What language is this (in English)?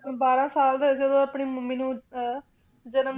Punjabi